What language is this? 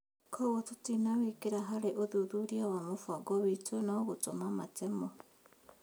Kikuyu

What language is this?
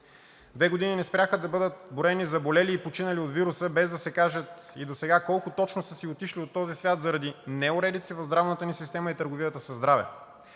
Bulgarian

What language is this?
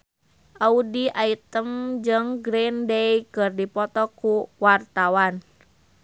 Sundanese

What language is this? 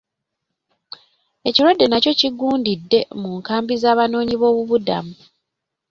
Ganda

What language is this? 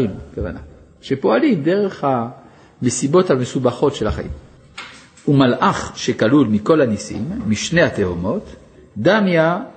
Hebrew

